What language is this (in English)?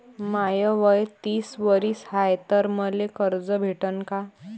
Marathi